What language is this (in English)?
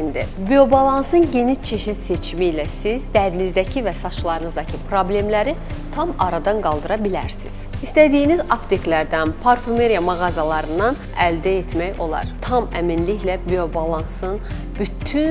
Turkish